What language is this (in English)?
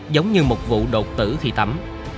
Vietnamese